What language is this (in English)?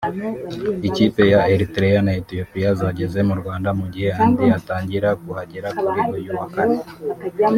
Kinyarwanda